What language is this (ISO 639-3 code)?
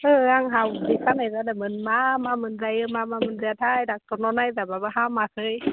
brx